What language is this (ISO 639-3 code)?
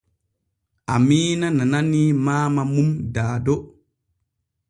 fue